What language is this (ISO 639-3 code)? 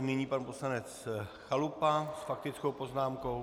ces